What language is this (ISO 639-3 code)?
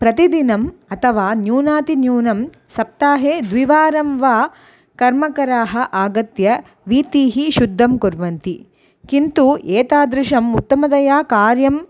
san